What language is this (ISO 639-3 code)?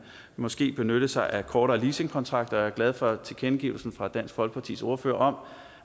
dan